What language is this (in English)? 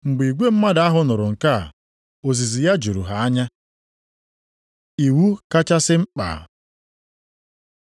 Igbo